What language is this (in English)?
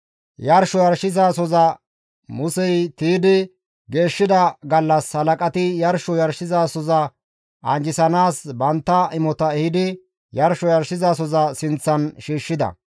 Gamo